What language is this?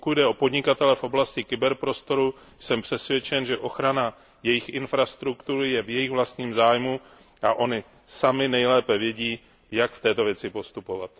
Czech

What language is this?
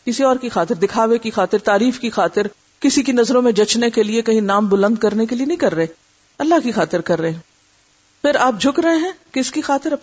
Urdu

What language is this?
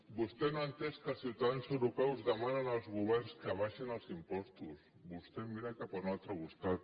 Catalan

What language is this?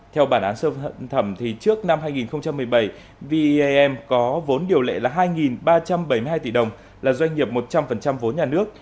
Vietnamese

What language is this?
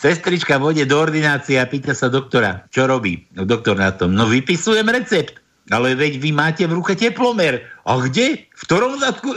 Slovak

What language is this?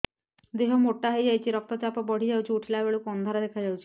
Odia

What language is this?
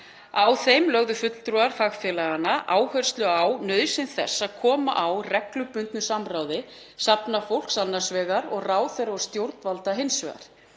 Icelandic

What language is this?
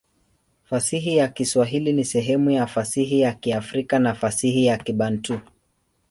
Swahili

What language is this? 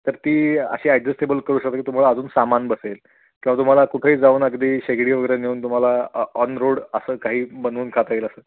Marathi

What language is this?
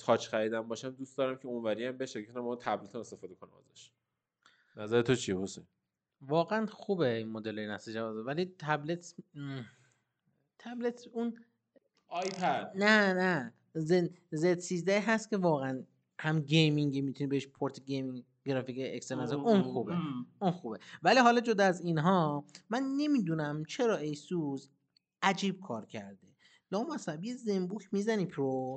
Persian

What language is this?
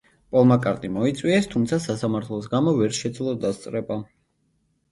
Georgian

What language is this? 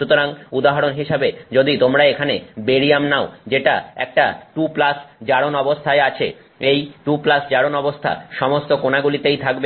Bangla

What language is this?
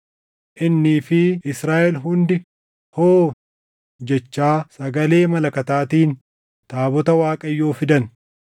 Oromo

